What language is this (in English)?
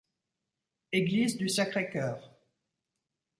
French